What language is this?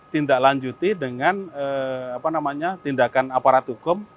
Indonesian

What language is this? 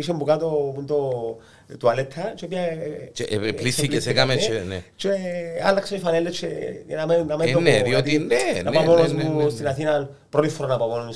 Greek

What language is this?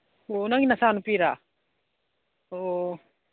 Manipuri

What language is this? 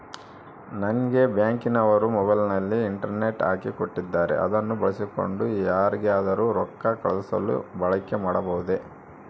Kannada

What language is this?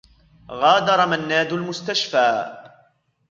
Arabic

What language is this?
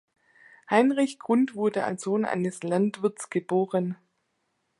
German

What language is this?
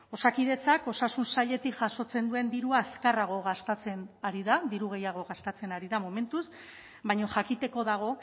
Basque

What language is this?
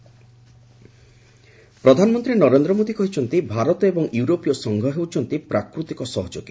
Odia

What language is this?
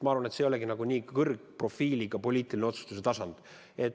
Estonian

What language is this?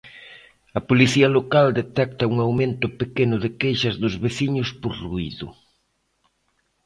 Galician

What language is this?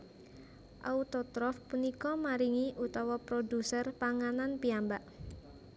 Javanese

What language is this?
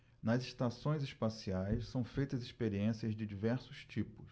Portuguese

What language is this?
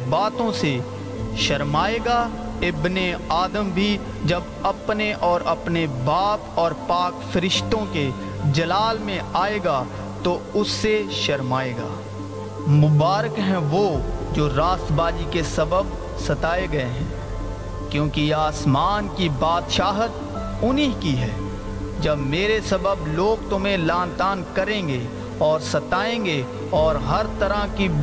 Urdu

